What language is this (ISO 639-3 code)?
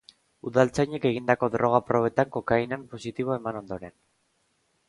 eus